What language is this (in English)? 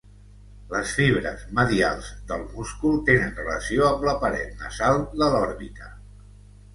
Catalan